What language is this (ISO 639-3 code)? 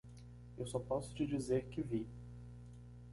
por